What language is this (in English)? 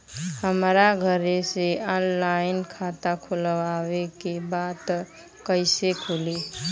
Bhojpuri